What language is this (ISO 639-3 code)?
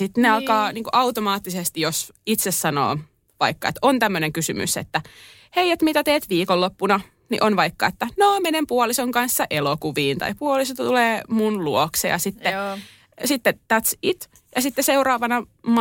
fin